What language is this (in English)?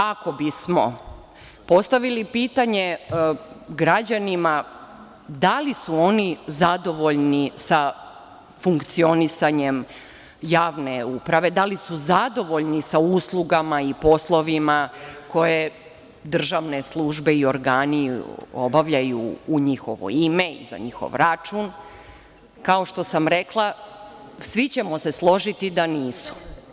Serbian